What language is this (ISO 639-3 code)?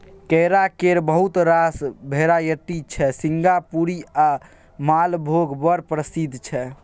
mai